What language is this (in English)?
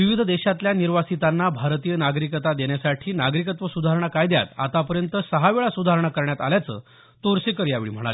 Marathi